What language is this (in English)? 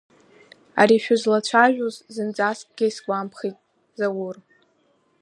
Abkhazian